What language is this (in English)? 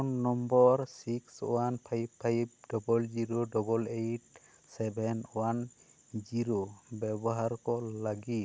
Santali